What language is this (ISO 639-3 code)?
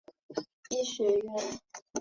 zho